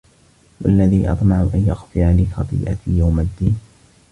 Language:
Arabic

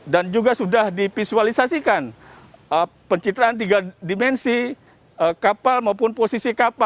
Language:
Indonesian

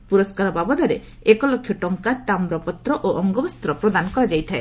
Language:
Odia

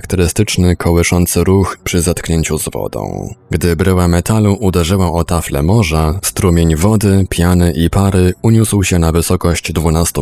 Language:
Polish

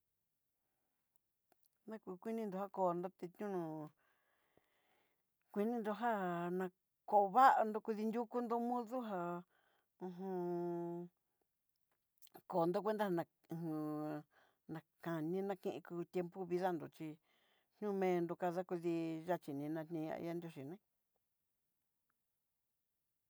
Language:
Southeastern Nochixtlán Mixtec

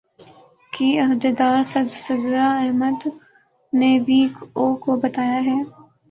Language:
Urdu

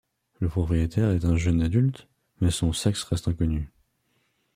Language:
French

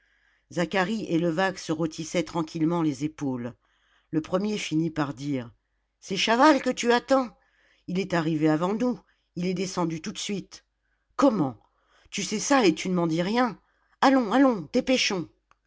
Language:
French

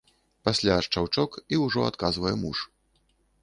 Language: Belarusian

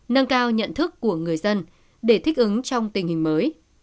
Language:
Vietnamese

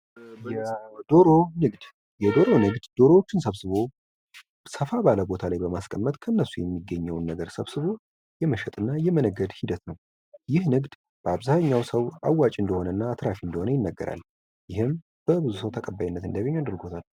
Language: Amharic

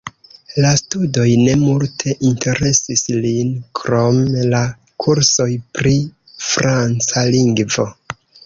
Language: Esperanto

